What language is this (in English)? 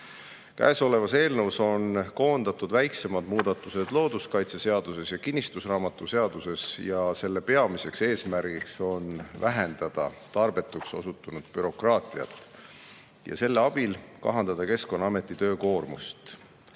Estonian